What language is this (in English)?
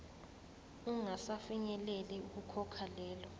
Zulu